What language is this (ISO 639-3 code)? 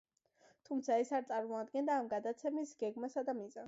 kat